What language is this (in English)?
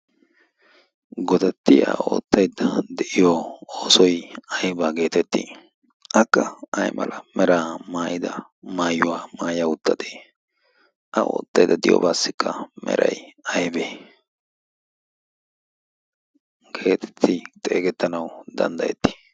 Wolaytta